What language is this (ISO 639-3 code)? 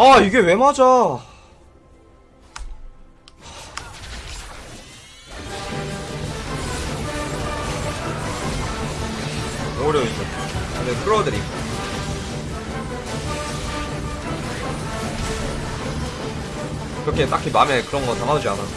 kor